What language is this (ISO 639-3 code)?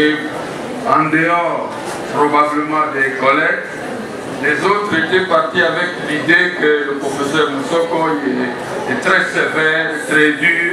fra